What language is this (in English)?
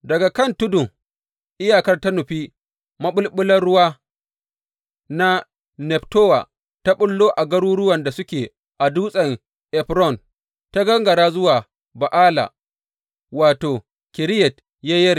Hausa